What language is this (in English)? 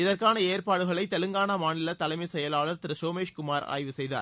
Tamil